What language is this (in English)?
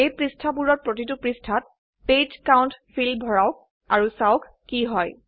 Assamese